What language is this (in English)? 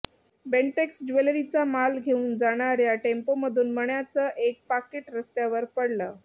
Marathi